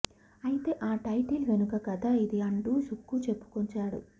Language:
Telugu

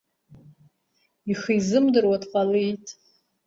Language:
Abkhazian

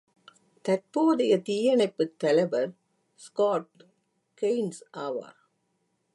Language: Tamil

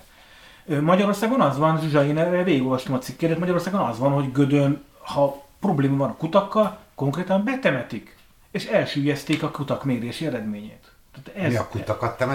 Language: Hungarian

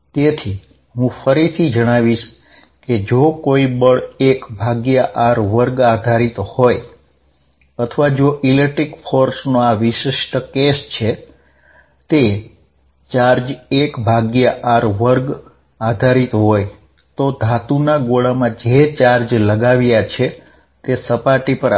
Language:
Gujarati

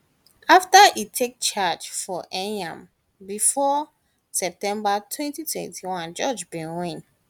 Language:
Nigerian Pidgin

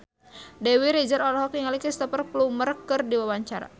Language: Sundanese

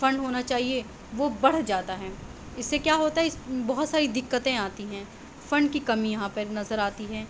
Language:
Urdu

